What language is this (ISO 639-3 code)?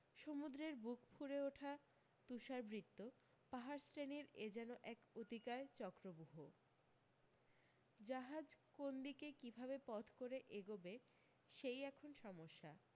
ben